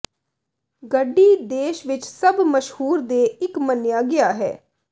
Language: Punjabi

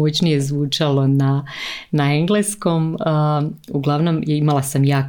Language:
Croatian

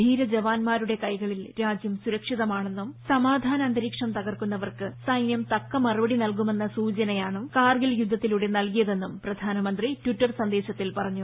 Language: Malayalam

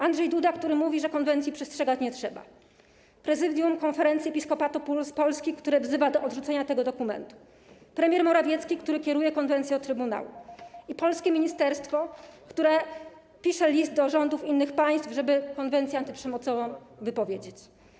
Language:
Polish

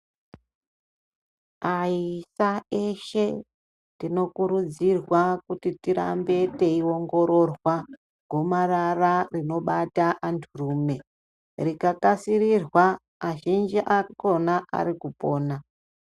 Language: Ndau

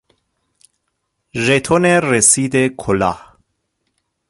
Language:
Persian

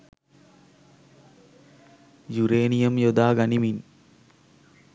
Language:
Sinhala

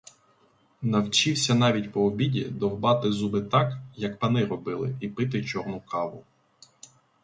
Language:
Ukrainian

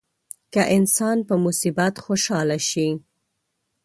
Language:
Pashto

